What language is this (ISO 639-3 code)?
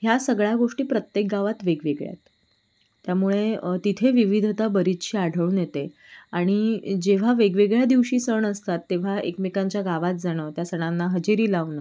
mar